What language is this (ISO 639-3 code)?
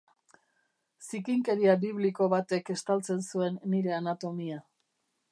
eus